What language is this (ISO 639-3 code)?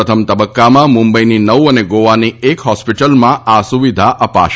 guj